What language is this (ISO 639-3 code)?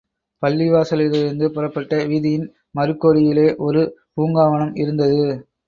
tam